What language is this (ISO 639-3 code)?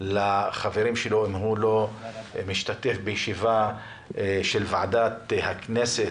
heb